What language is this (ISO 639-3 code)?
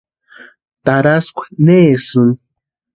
pua